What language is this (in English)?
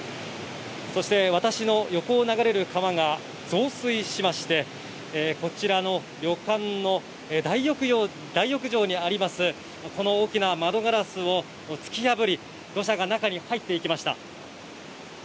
Japanese